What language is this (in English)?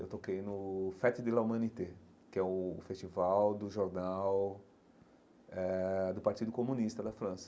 Portuguese